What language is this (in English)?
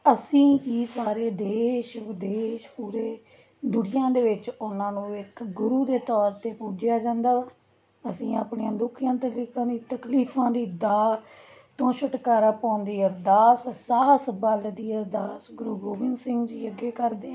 Punjabi